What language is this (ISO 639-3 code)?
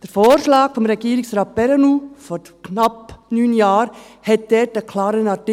gsw